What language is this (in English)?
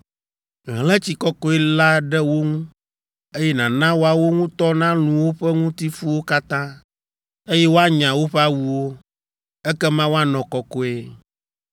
Ewe